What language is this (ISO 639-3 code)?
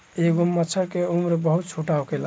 bho